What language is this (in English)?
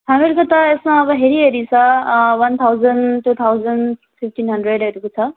Nepali